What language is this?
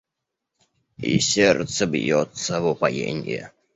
Russian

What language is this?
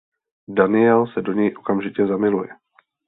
Czech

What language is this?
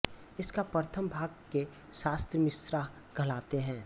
Hindi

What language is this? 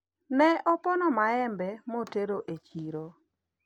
Luo (Kenya and Tanzania)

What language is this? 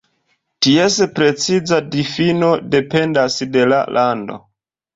Esperanto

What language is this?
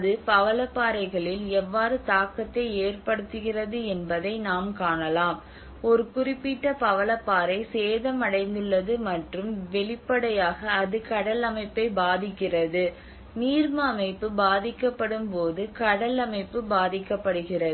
Tamil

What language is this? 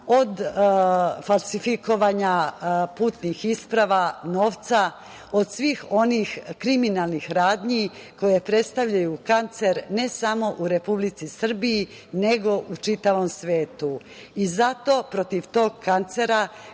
Serbian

